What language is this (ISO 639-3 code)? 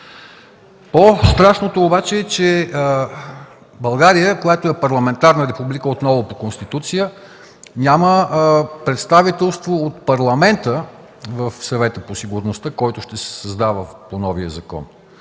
bul